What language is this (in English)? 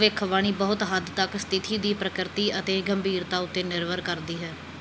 Punjabi